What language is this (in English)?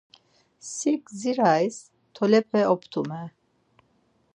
Laz